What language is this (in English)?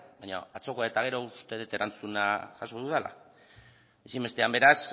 Basque